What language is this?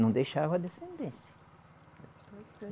Portuguese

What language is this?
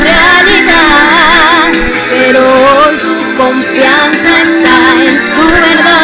Romanian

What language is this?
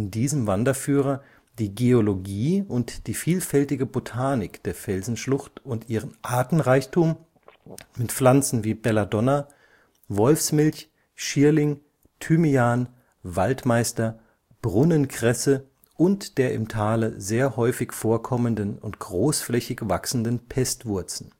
German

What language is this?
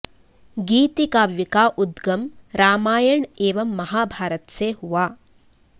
Sanskrit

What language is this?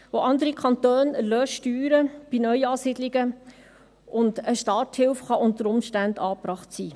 Swiss German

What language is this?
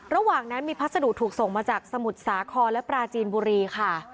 Thai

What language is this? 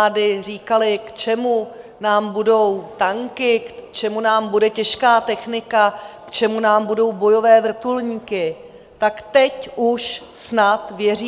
Czech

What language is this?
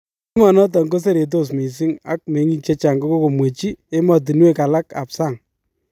Kalenjin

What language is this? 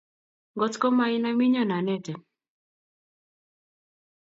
Kalenjin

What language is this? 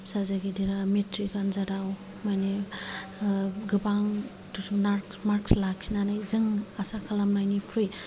Bodo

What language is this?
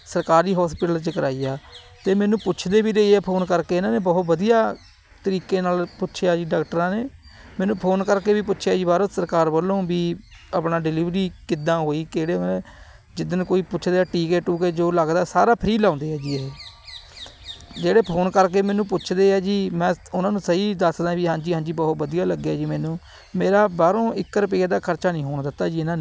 Punjabi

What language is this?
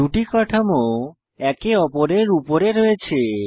Bangla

